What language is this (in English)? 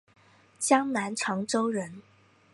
Chinese